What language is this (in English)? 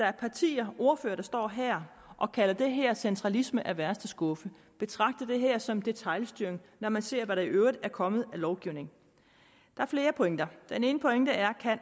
Danish